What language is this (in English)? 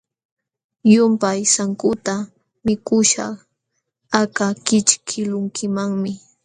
Jauja Wanca Quechua